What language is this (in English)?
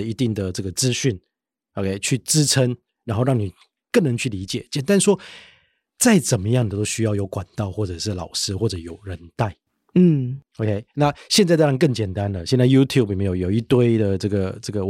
Chinese